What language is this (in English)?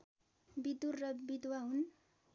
Nepali